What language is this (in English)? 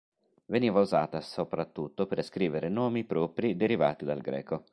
Italian